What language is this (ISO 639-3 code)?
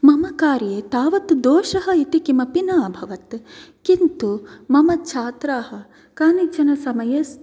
san